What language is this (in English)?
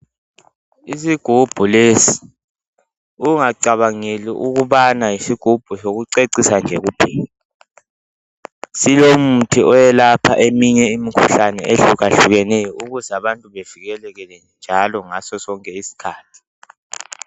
North Ndebele